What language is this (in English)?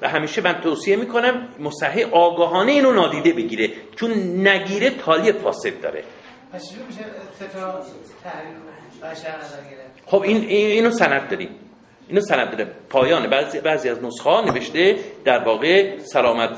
Persian